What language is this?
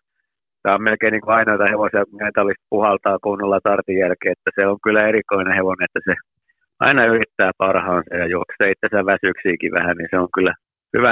Finnish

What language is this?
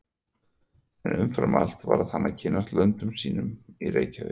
Icelandic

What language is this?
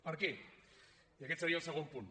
Catalan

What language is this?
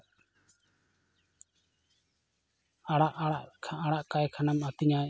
Santali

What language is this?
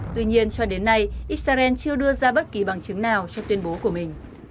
Vietnamese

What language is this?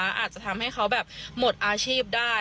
Thai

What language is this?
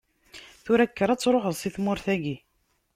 Kabyle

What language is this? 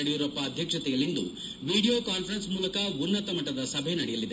Kannada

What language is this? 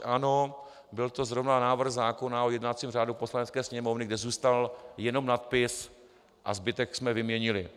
Czech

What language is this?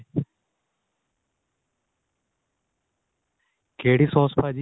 Punjabi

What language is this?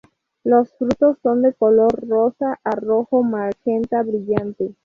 Spanish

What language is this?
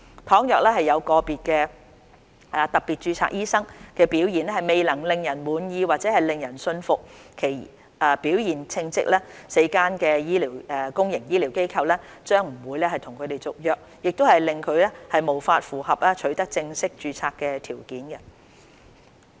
Cantonese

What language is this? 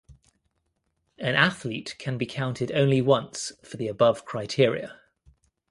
English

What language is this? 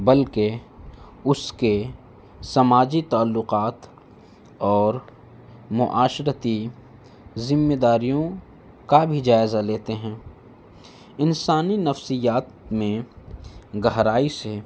Urdu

